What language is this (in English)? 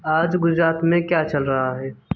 Hindi